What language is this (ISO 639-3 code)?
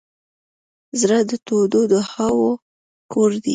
pus